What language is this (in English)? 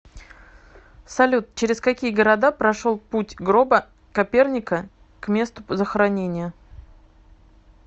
Russian